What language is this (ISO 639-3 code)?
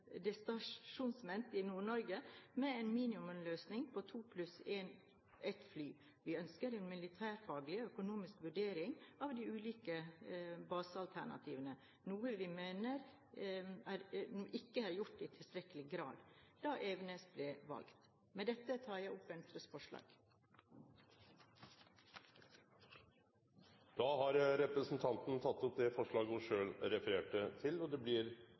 nor